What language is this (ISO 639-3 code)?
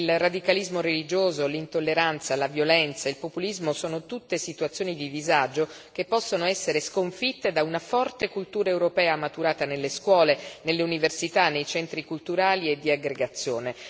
ita